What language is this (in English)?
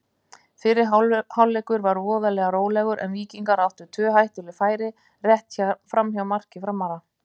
Icelandic